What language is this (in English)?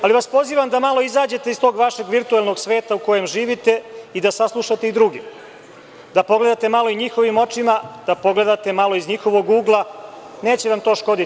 Serbian